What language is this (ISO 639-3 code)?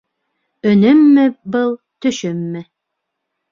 bak